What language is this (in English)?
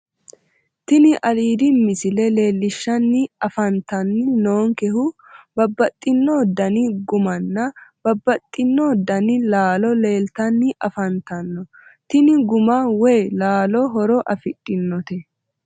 Sidamo